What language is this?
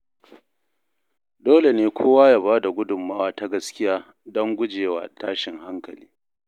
Hausa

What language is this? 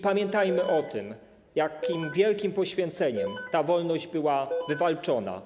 Polish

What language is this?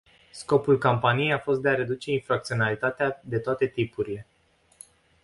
Romanian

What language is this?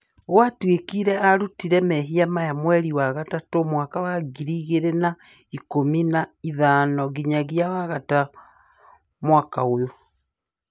Kikuyu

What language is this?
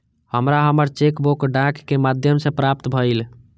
Maithili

